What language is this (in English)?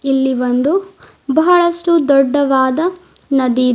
Kannada